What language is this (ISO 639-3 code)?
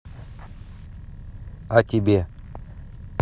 rus